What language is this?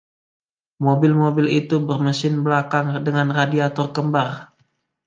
Indonesian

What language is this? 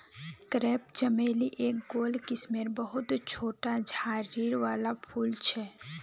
Magahi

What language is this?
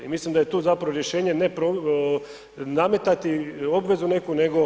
Croatian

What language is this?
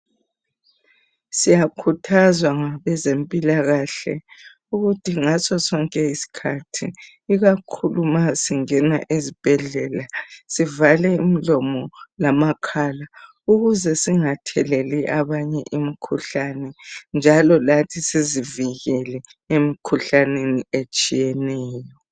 North Ndebele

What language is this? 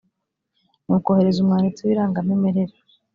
Kinyarwanda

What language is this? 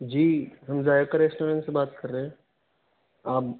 Urdu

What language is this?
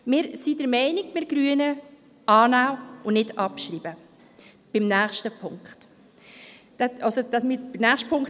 Swiss German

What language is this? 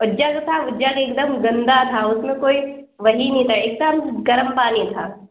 Urdu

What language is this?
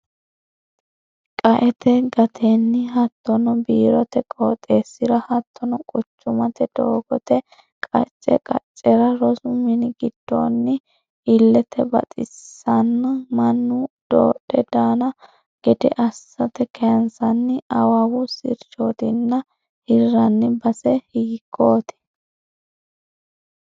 Sidamo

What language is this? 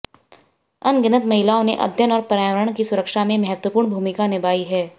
Hindi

